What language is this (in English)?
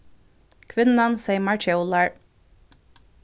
Faroese